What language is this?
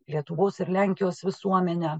Lithuanian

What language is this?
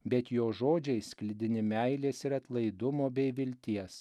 Lithuanian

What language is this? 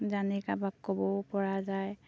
Assamese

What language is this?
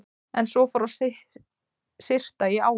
Icelandic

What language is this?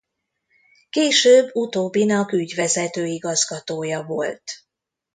Hungarian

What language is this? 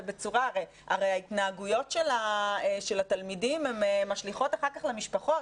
Hebrew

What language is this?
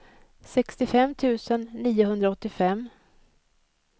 Swedish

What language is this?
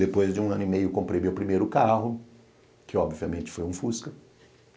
Portuguese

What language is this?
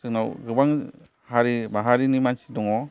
Bodo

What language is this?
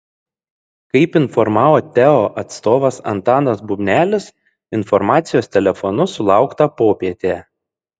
Lithuanian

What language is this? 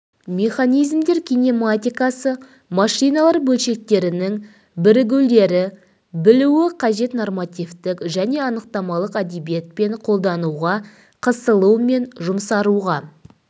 Kazakh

